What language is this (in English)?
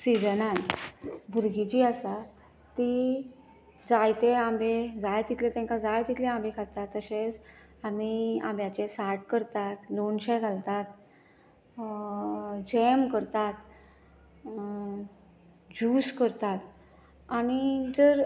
Konkani